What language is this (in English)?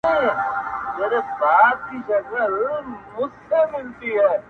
Pashto